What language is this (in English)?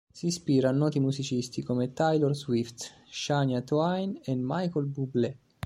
Italian